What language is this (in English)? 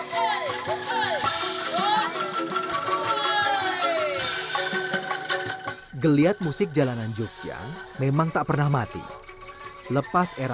Indonesian